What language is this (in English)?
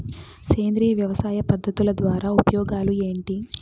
Telugu